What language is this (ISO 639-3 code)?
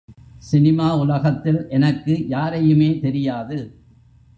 tam